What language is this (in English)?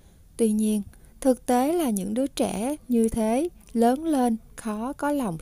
Vietnamese